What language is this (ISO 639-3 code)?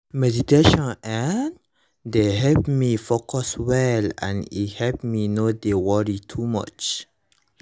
pcm